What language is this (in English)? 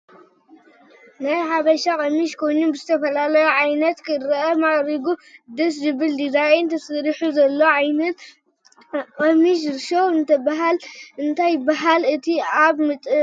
Tigrinya